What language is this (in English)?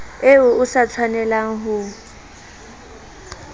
Southern Sotho